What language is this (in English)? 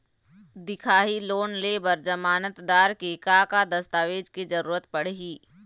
Chhattisgarhi